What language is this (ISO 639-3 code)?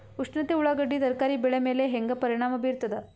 kan